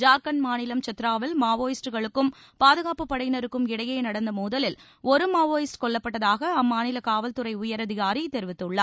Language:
Tamil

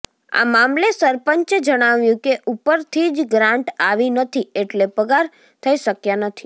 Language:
Gujarati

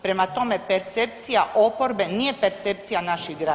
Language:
Croatian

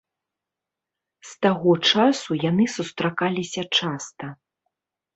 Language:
Belarusian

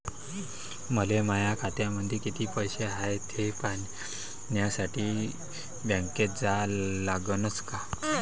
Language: Marathi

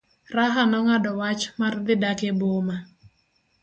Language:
Luo (Kenya and Tanzania)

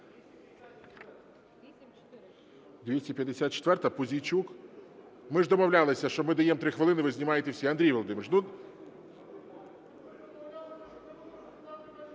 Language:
Ukrainian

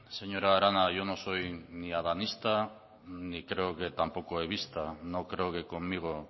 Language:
Spanish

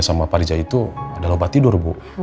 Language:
Indonesian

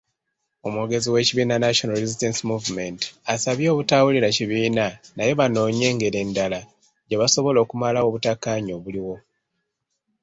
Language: Ganda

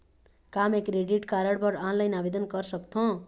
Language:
Chhattisgarhi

